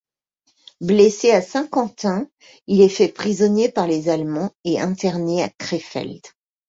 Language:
French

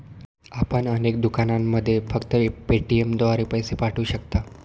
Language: Marathi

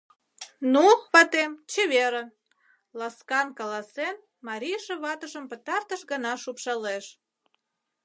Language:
Mari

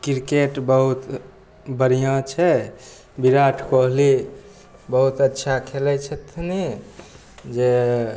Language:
Maithili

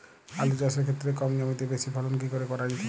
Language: Bangla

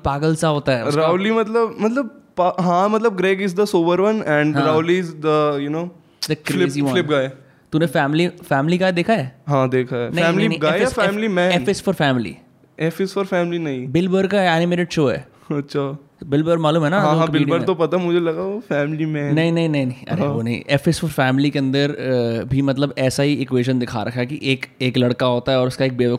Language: Hindi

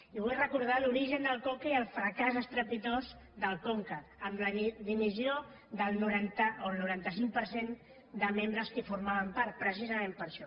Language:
Catalan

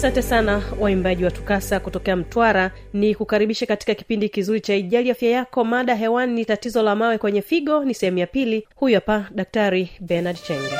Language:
Swahili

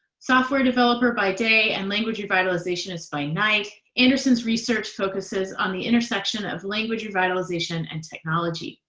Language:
English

